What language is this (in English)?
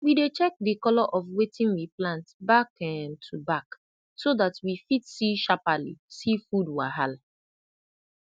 Nigerian Pidgin